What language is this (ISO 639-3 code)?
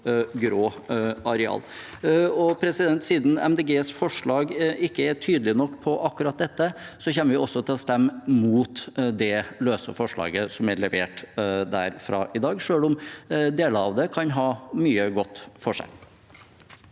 nor